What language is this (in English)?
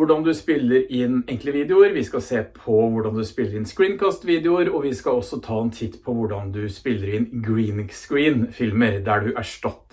Norwegian